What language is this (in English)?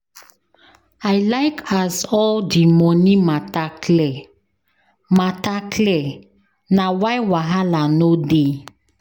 Nigerian Pidgin